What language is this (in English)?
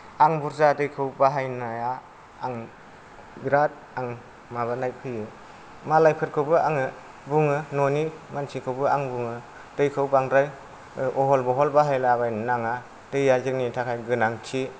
Bodo